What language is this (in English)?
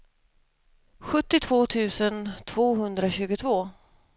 Swedish